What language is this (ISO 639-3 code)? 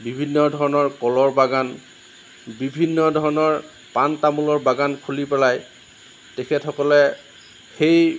asm